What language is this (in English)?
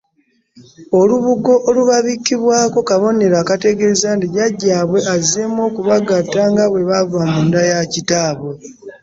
Ganda